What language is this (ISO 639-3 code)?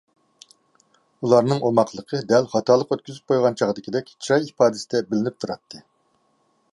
uig